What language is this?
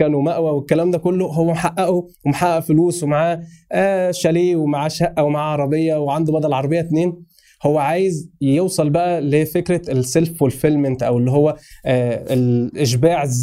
Arabic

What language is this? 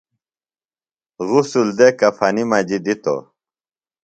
Phalura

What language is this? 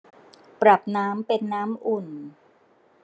Thai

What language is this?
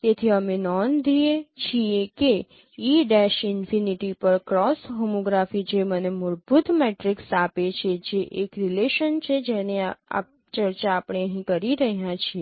Gujarati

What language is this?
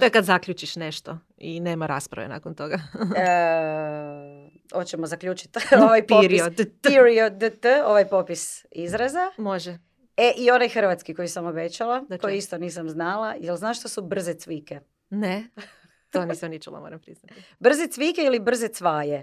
Croatian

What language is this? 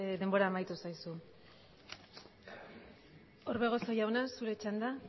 Basque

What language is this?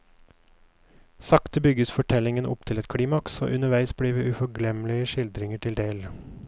Norwegian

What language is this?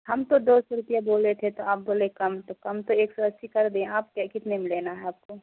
Urdu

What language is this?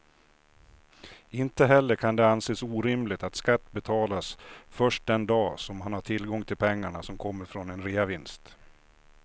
Swedish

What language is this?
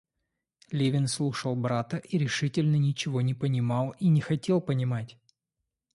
Russian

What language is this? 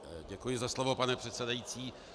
Czech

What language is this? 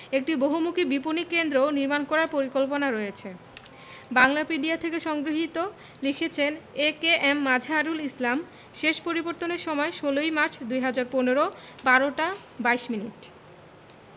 Bangla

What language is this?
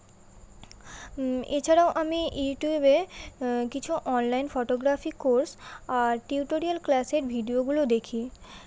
Bangla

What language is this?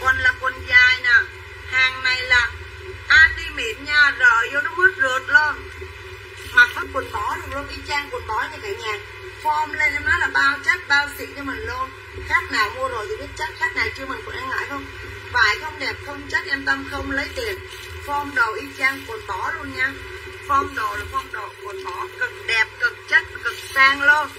Vietnamese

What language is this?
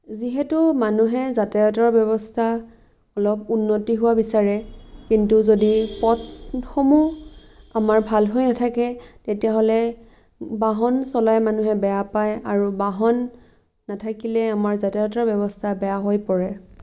Assamese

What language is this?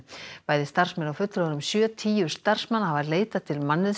Icelandic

